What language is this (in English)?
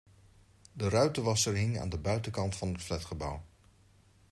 Dutch